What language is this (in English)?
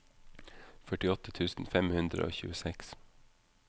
Norwegian